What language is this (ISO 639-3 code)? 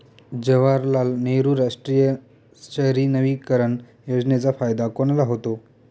mar